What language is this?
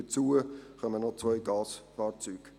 Swiss German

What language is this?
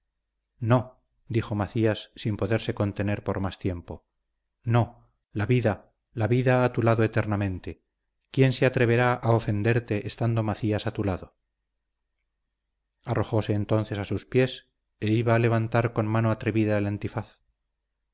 Spanish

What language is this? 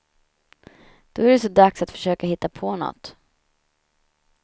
Swedish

